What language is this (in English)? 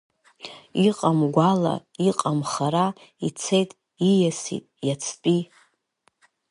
Abkhazian